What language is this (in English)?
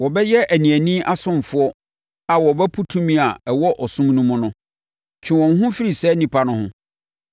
Akan